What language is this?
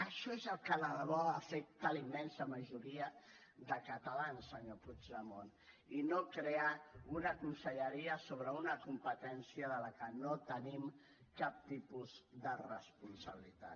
Catalan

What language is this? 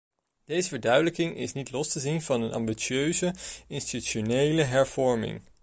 Dutch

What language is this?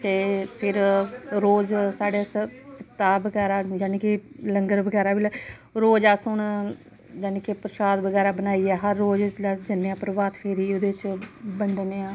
Dogri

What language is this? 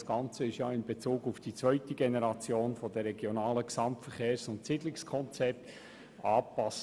Swiss German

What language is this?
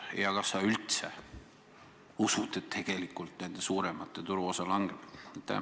Estonian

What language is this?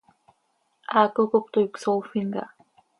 Seri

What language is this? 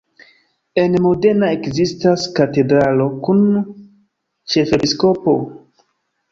Esperanto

